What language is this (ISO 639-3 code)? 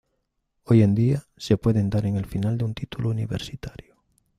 spa